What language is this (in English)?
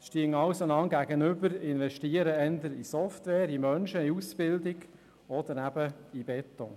Swiss German